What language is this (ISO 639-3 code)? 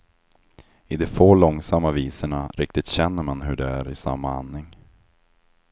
swe